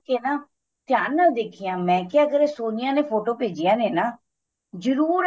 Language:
Punjabi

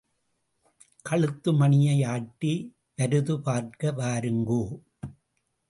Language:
Tamil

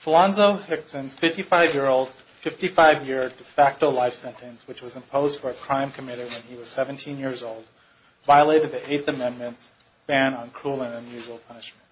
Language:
English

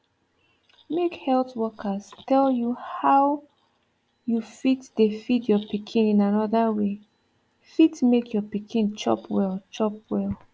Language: Nigerian Pidgin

